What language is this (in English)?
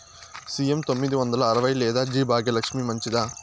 Telugu